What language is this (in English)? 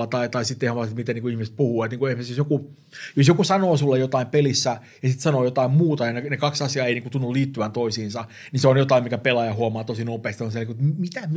Finnish